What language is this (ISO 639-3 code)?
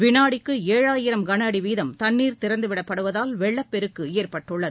tam